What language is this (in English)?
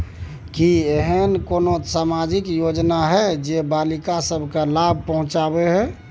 Maithili